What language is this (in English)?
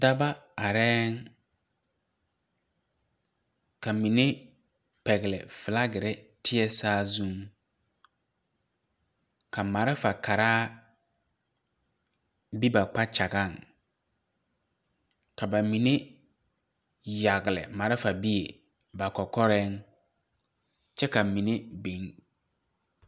Southern Dagaare